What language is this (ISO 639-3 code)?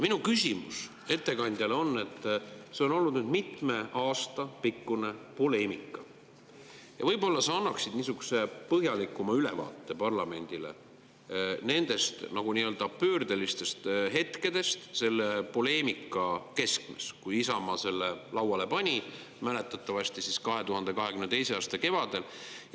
est